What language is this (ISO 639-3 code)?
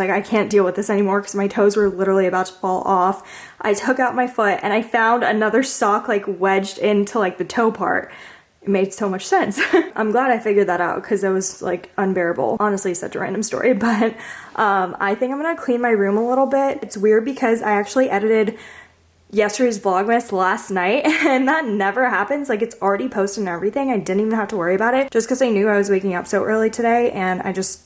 eng